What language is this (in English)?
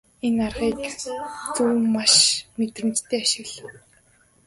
Mongolian